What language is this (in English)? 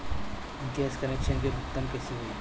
Bhojpuri